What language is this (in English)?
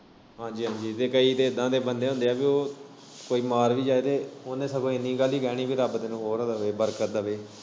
Punjabi